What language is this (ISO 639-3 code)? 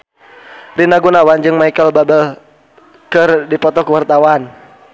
sun